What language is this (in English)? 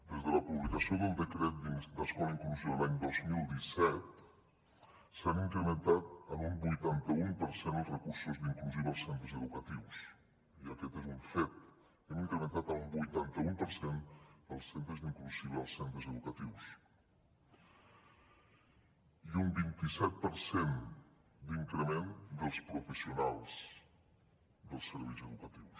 Catalan